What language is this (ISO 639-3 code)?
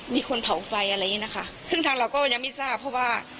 tha